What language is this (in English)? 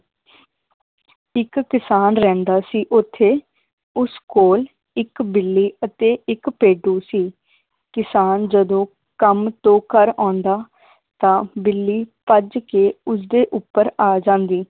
Punjabi